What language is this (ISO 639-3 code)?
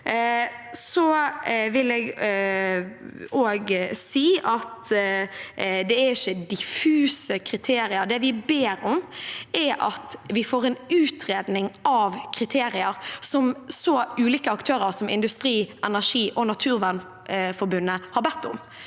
nor